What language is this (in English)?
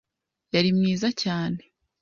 Kinyarwanda